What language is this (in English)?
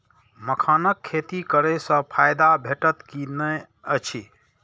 Maithili